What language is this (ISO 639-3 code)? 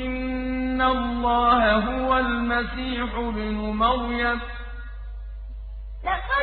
ara